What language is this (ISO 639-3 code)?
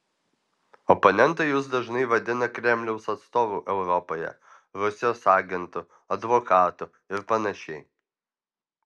lit